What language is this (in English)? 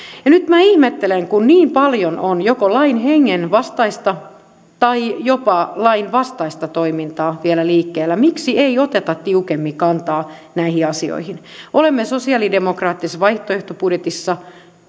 Finnish